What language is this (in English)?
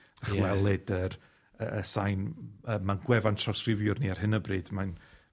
Welsh